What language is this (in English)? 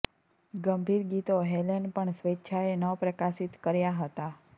Gujarati